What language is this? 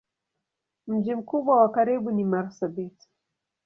Swahili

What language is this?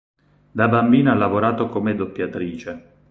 Italian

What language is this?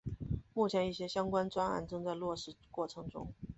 Chinese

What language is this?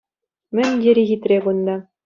Chuvash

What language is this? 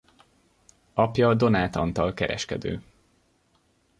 Hungarian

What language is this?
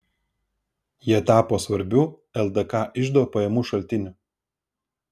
Lithuanian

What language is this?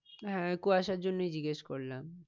Bangla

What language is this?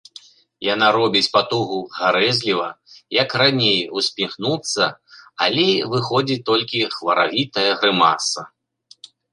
Belarusian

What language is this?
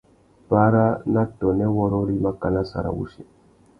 Tuki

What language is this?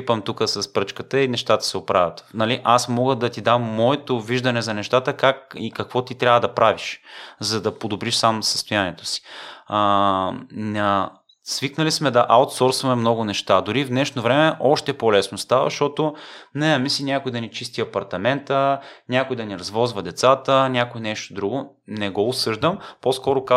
Bulgarian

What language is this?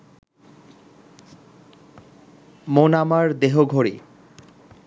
Bangla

